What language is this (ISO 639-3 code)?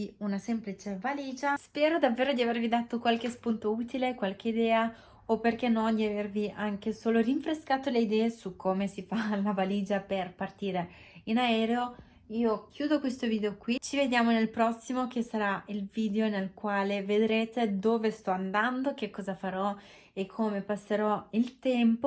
ita